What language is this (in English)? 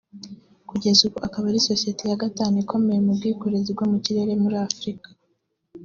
Kinyarwanda